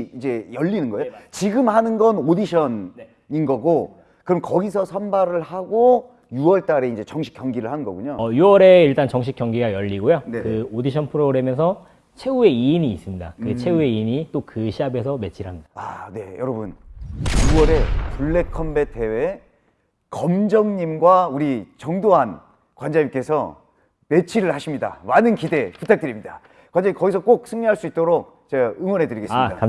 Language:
Korean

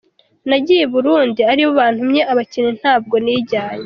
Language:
Kinyarwanda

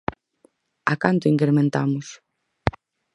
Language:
Galician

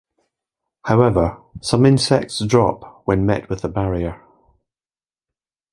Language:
English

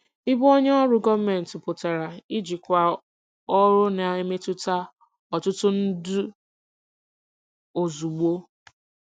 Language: Igbo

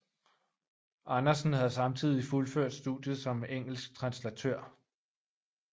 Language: Danish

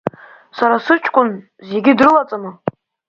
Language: Abkhazian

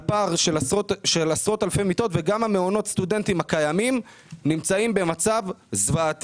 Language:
Hebrew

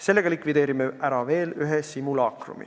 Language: Estonian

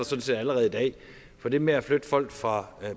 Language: Danish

